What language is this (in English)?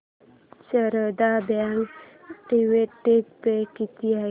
Marathi